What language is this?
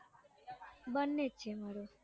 Gujarati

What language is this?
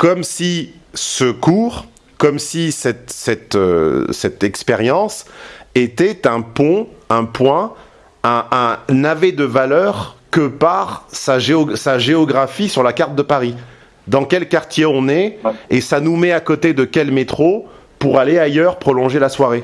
French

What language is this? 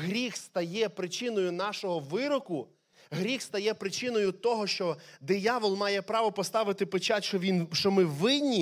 Ukrainian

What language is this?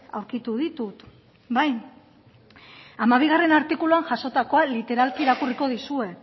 Basque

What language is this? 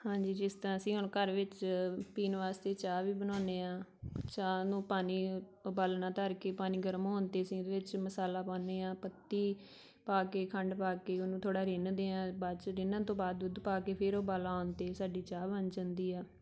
Punjabi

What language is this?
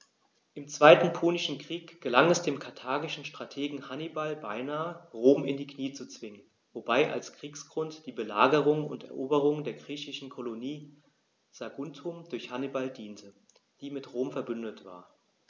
German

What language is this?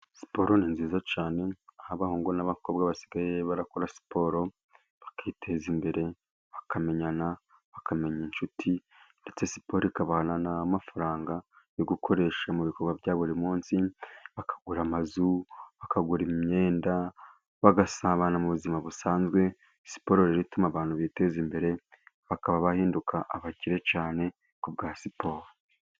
Kinyarwanda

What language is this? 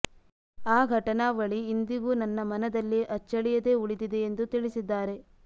Kannada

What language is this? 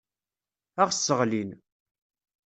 Kabyle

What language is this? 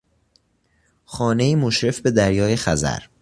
Persian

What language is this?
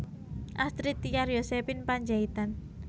Javanese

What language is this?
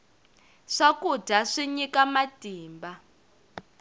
Tsonga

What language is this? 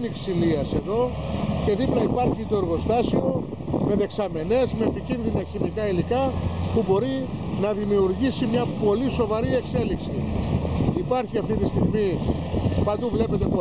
Greek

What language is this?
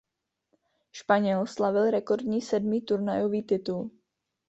Czech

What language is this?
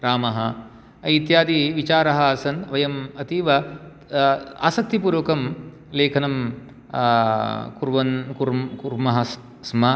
Sanskrit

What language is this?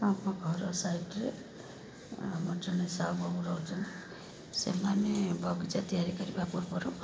Odia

